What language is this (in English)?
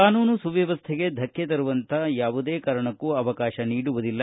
Kannada